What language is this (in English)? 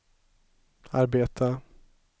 Swedish